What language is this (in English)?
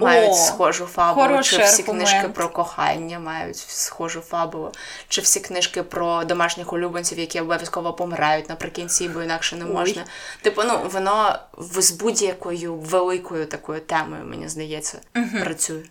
Ukrainian